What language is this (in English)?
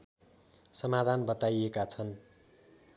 Nepali